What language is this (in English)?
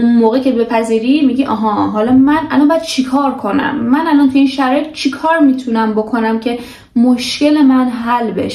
Persian